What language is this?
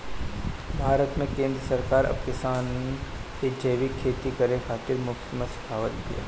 Bhojpuri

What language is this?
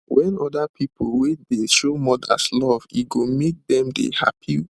Nigerian Pidgin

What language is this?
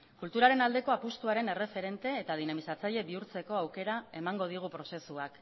Basque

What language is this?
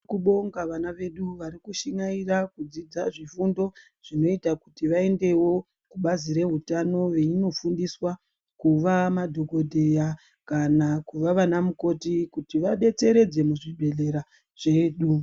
Ndau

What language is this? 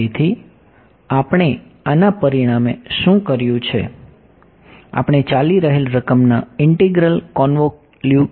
Gujarati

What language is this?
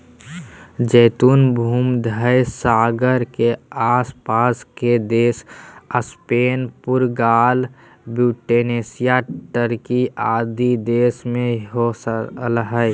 Magahi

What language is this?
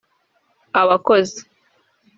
Kinyarwanda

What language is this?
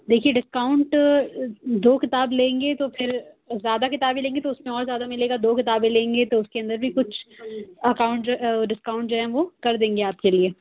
Urdu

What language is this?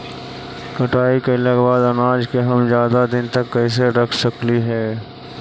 Magahi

